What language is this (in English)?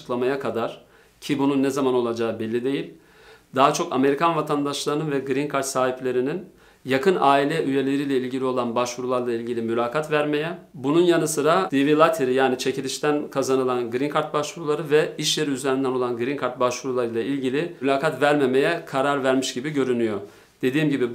Turkish